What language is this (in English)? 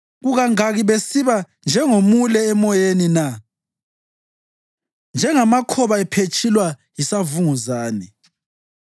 North Ndebele